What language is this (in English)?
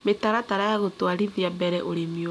Kikuyu